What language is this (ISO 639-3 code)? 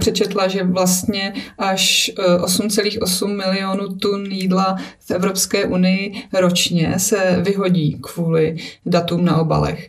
ces